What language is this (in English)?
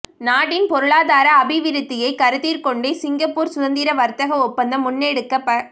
Tamil